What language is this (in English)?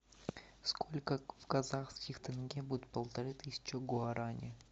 Russian